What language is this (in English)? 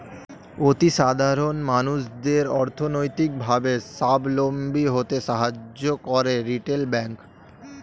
Bangla